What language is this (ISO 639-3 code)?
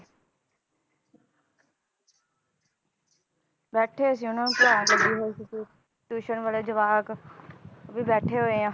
pan